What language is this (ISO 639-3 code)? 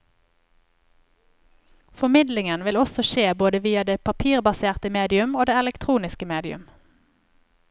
nor